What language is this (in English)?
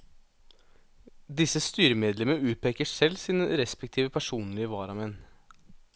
Norwegian